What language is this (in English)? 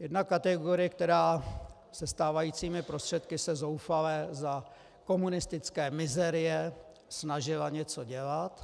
Czech